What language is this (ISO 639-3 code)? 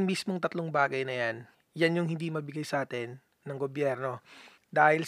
fil